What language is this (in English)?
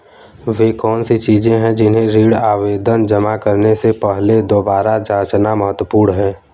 Hindi